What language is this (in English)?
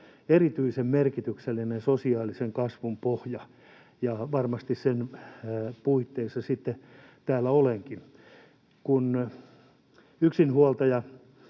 Finnish